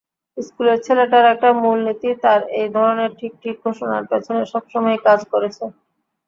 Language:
Bangla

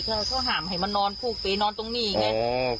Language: Thai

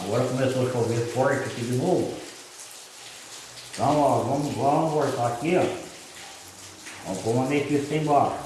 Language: Portuguese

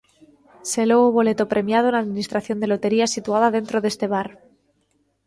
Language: Galician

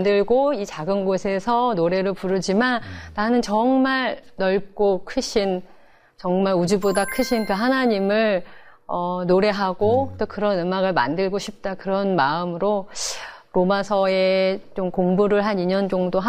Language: Korean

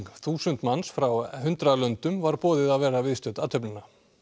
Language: Icelandic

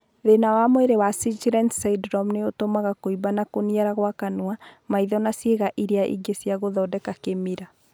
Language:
Kikuyu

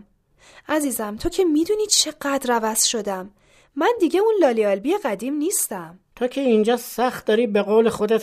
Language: Persian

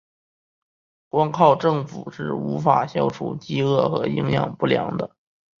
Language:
Chinese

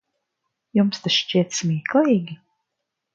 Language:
Latvian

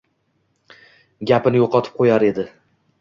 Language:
Uzbek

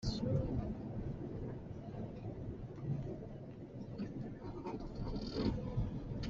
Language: Hakha Chin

